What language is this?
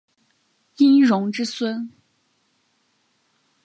Chinese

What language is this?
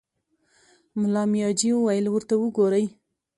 Pashto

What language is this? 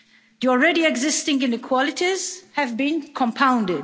English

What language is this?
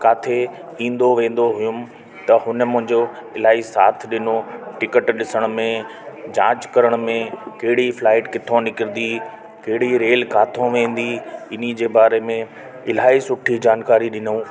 Sindhi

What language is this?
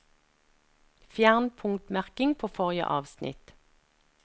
Norwegian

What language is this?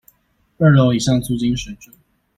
Chinese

